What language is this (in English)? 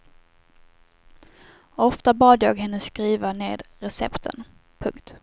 Swedish